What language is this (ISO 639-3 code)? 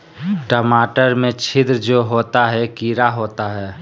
mag